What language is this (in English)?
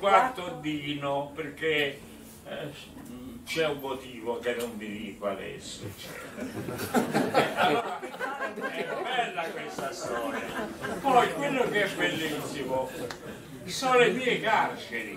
Italian